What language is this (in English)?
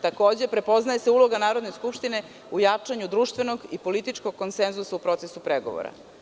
Serbian